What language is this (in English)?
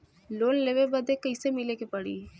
Bhojpuri